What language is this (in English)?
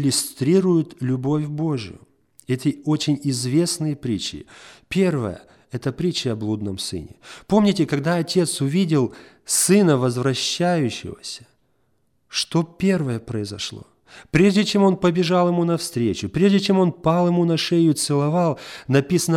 Russian